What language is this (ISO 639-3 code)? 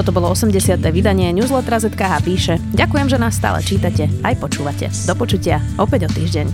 slk